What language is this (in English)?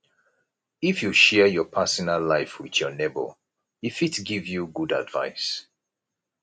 Nigerian Pidgin